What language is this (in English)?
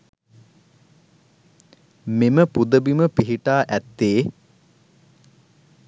Sinhala